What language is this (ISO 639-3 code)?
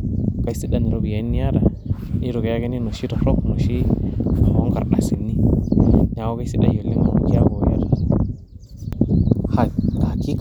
mas